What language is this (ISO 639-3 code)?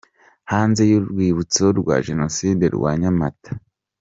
kin